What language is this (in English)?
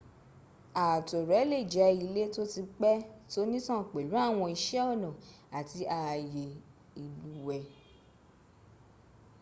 Yoruba